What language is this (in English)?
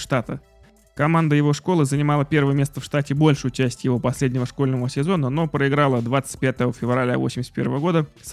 Russian